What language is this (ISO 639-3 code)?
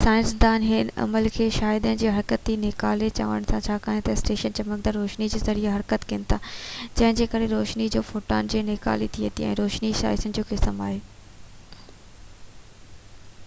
snd